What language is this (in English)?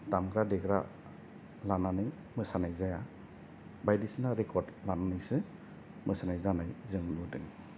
Bodo